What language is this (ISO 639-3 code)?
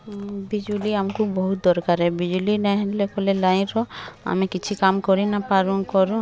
ori